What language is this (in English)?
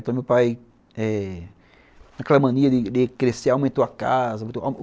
Portuguese